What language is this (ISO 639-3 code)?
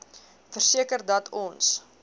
afr